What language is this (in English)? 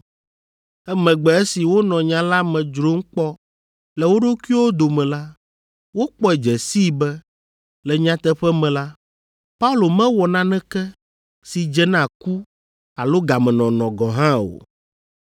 Ewe